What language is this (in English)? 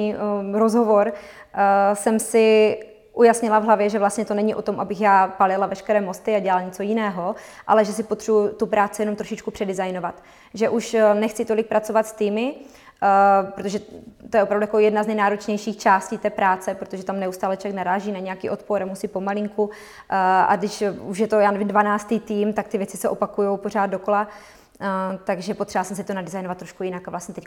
Czech